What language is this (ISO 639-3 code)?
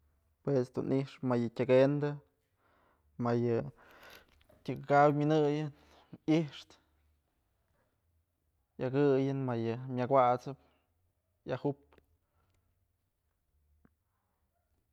mzl